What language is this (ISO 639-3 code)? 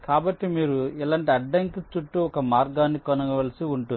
tel